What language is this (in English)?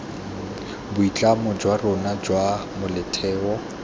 Tswana